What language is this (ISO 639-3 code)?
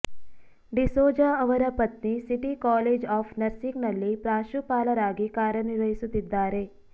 kan